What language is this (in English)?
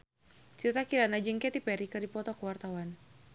Sundanese